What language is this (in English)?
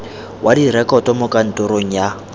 Tswana